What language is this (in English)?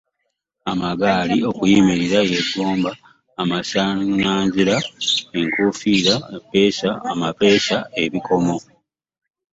Ganda